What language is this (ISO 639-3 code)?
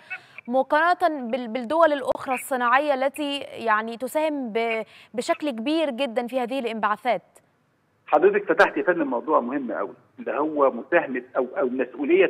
ara